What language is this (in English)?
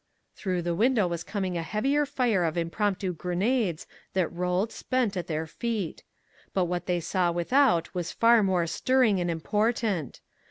English